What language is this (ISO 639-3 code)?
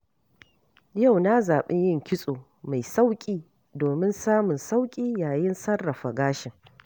hau